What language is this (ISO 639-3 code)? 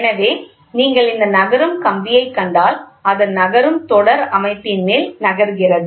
tam